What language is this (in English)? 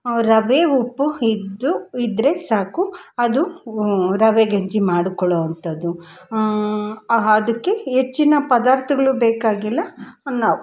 Kannada